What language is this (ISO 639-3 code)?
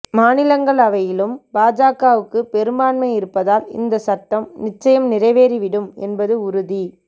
tam